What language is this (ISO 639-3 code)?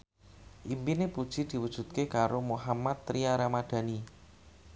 jav